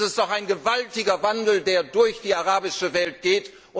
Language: German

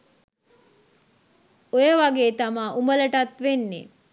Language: Sinhala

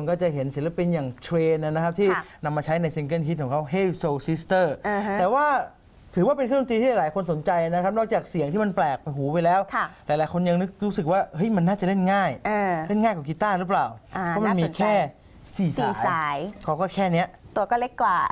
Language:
Thai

